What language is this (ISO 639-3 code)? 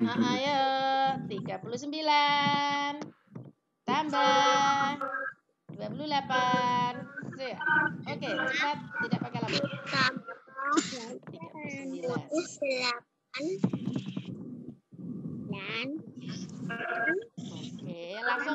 ind